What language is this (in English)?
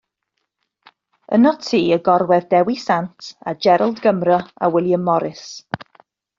Welsh